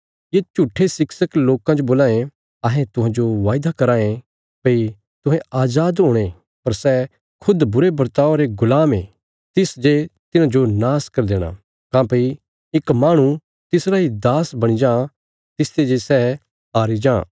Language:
Bilaspuri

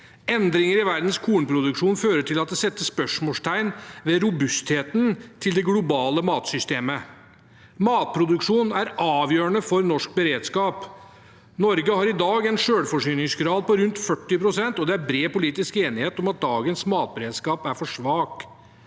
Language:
Norwegian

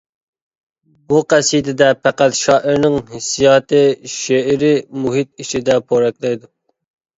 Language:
Uyghur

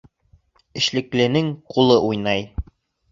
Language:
Bashkir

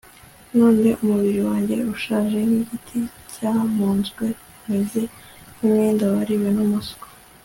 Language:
Kinyarwanda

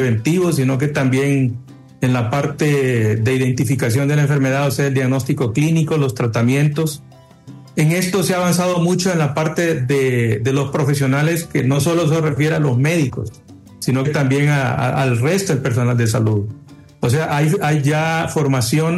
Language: Spanish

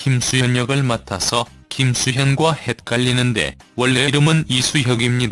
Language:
Korean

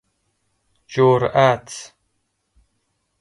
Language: Persian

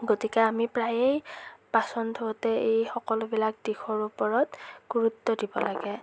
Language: Assamese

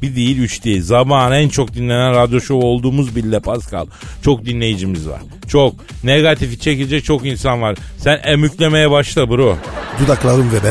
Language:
Turkish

